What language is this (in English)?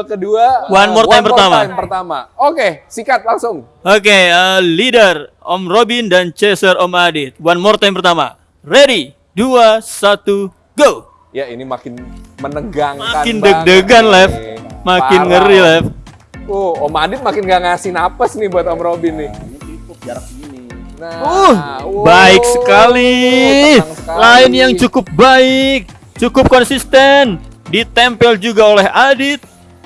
Indonesian